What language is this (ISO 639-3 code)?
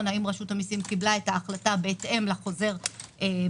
heb